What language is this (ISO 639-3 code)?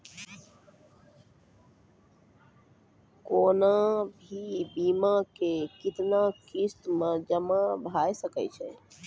mai